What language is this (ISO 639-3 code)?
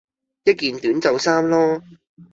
yue